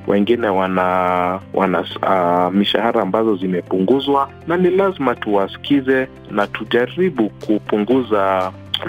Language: Swahili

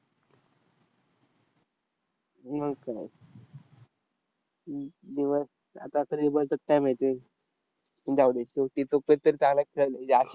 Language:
Marathi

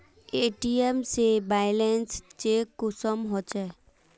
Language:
Magahi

